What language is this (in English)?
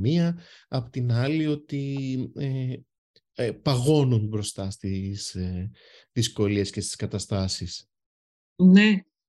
Greek